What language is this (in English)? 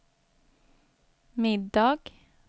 Swedish